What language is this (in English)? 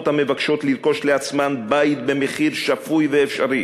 Hebrew